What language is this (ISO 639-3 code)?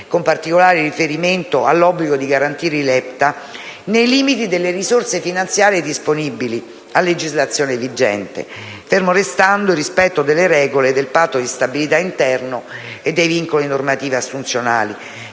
ita